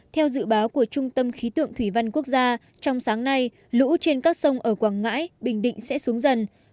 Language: Vietnamese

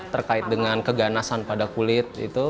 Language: Indonesian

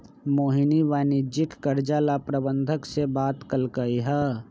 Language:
Magahi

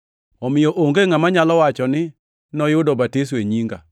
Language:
Luo (Kenya and Tanzania)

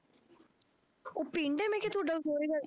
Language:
Punjabi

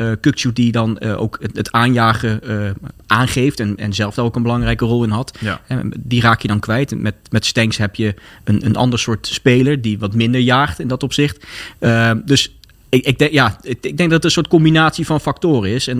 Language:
Dutch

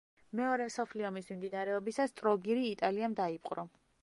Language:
Georgian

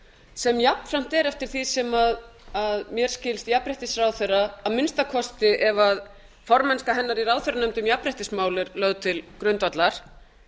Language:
Icelandic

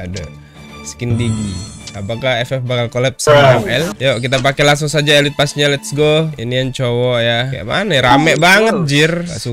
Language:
Indonesian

